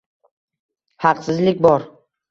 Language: Uzbek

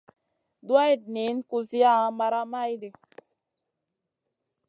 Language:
Masana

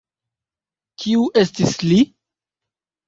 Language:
Esperanto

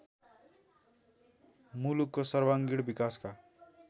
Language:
Nepali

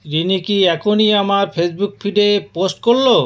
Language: Bangla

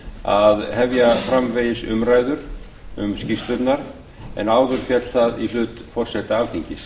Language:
Icelandic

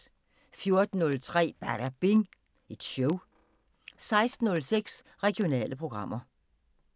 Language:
Danish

